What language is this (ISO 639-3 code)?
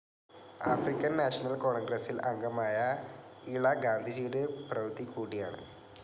mal